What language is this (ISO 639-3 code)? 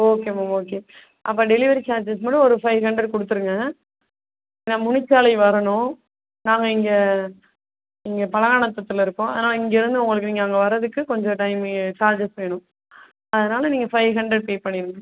tam